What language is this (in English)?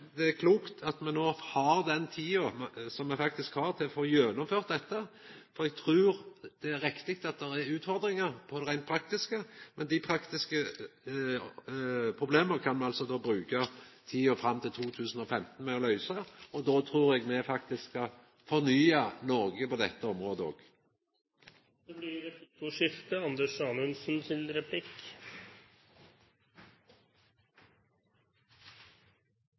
Norwegian